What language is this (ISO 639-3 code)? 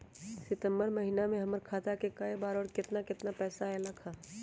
mag